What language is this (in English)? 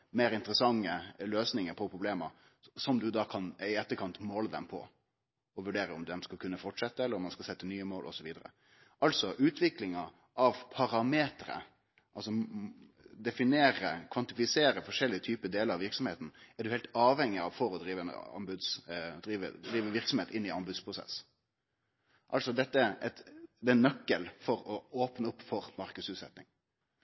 Norwegian Nynorsk